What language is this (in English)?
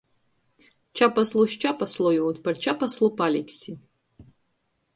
Latgalian